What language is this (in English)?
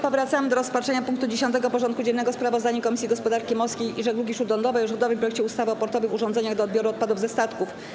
Polish